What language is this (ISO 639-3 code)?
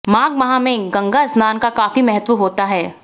hin